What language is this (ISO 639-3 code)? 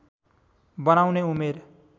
nep